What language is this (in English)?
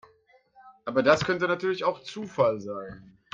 German